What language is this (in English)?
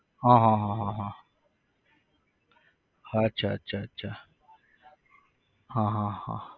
Gujarati